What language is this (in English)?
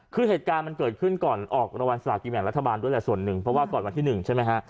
Thai